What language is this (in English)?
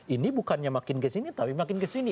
Indonesian